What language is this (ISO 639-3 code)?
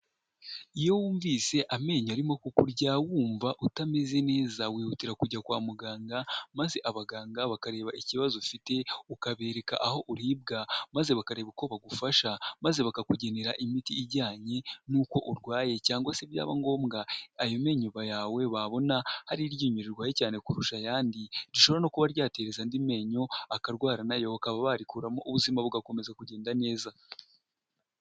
kin